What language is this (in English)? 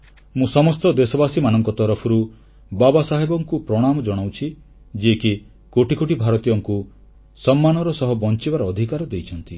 Odia